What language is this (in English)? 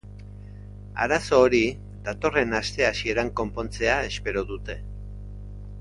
Basque